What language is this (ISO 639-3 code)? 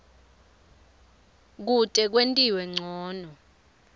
ssw